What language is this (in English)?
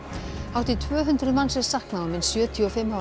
Icelandic